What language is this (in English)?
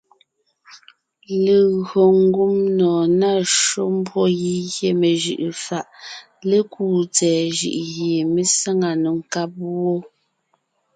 Ngiemboon